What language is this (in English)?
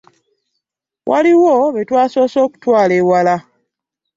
Ganda